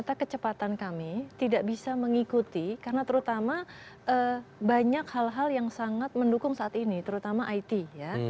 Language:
Indonesian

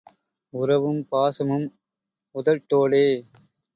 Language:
Tamil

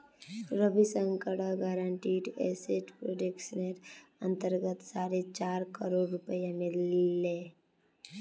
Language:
Magahi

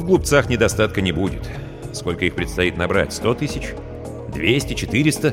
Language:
Russian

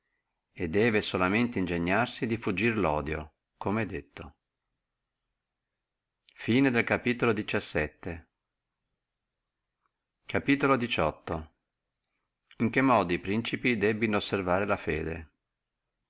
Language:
Italian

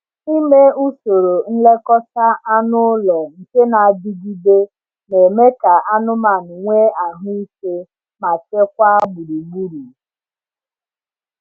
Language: Igbo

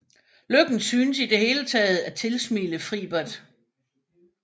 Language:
Danish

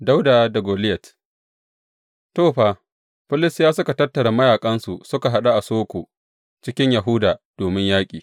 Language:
Hausa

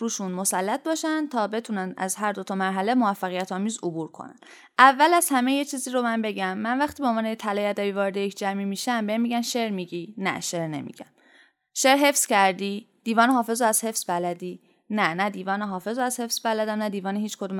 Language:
Persian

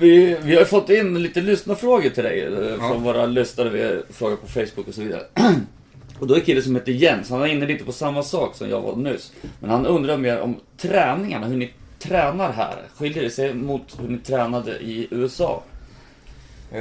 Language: Swedish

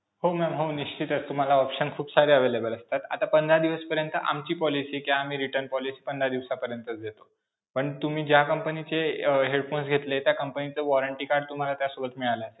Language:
Marathi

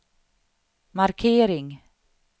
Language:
Swedish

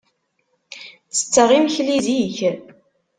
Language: Kabyle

